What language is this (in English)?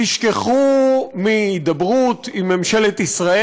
Hebrew